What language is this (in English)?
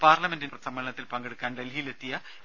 Malayalam